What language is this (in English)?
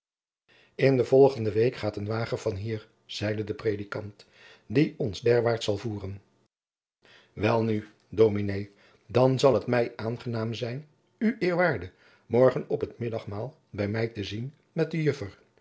Dutch